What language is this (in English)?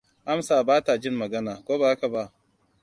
Hausa